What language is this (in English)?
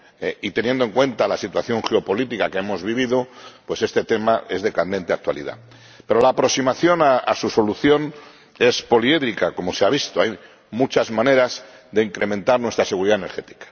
Spanish